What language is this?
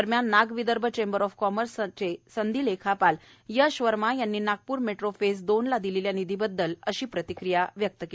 Marathi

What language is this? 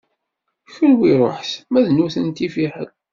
Kabyle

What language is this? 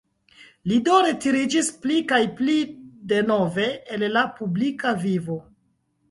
Esperanto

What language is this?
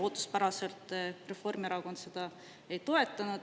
Estonian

